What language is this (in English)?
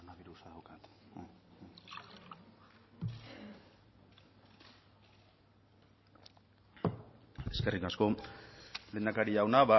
Basque